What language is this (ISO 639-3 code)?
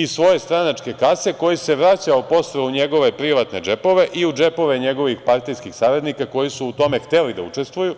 srp